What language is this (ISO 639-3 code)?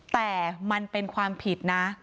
tha